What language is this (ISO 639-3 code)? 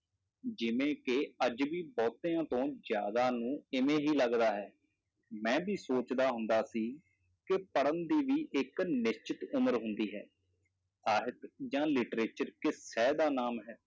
pan